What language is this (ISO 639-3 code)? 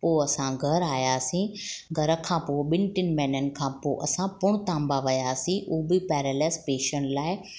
snd